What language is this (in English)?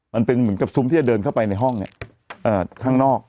Thai